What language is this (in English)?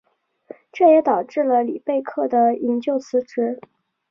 Chinese